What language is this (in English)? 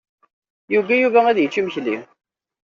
Kabyle